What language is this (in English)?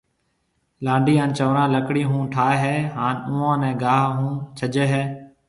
Marwari (Pakistan)